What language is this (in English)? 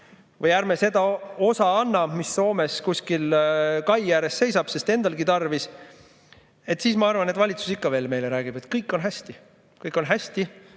Estonian